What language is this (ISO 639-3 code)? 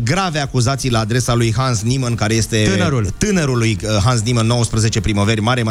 ron